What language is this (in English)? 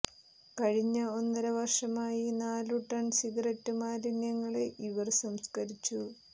Malayalam